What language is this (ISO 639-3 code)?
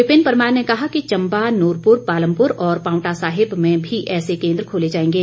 hin